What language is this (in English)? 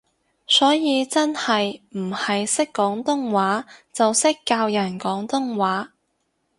Cantonese